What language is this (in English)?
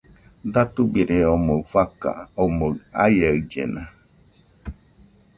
Nüpode Huitoto